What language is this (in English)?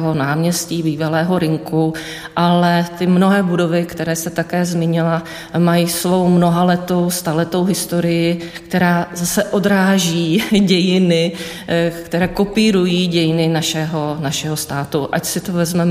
Czech